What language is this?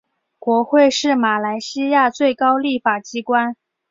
Chinese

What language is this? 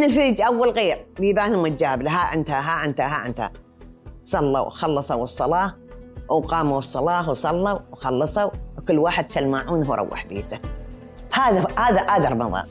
Arabic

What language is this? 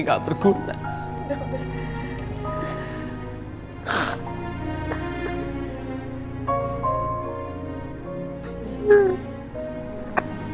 Indonesian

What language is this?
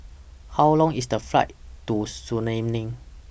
English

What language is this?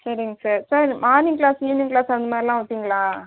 Tamil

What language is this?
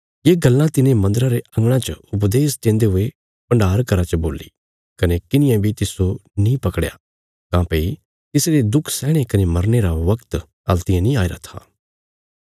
Bilaspuri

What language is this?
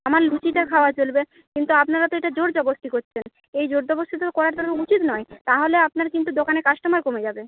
Bangla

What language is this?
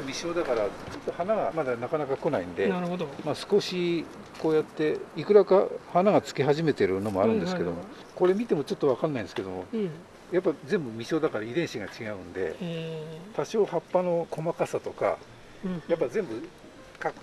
Japanese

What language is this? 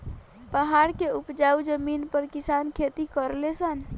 Bhojpuri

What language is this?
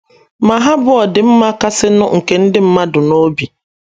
Igbo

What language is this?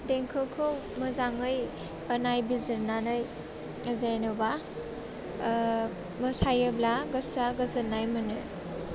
Bodo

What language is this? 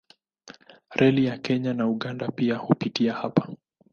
Swahili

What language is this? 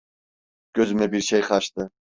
Turkish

